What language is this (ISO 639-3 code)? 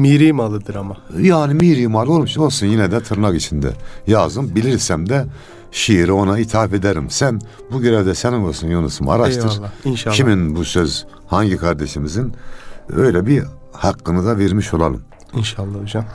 tur